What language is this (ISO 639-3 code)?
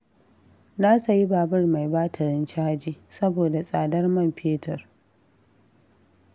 hau